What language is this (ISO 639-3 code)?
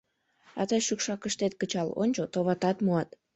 chm